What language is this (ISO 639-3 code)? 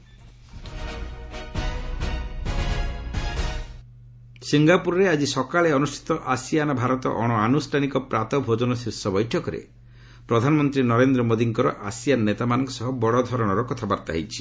ori